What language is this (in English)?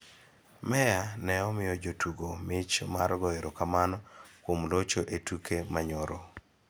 Luo (Kenya and Tanzania)